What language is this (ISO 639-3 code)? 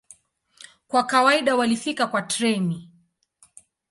swa